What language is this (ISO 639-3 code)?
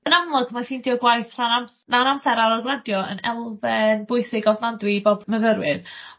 cym